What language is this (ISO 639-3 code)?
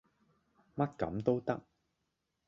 yue